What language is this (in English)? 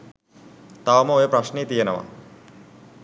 Sinhala